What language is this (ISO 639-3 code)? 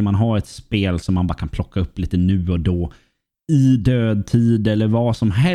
swe